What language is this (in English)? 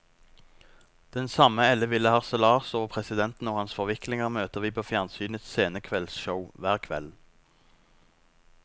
Norwegian